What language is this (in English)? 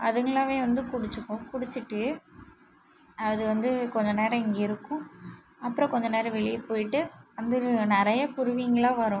Tamil